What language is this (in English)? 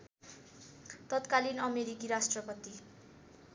Nepali